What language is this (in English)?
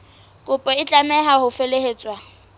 Southern Sotho